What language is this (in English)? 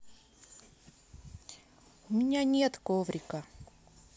Russian